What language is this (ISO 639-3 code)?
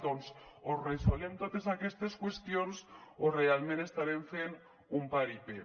cat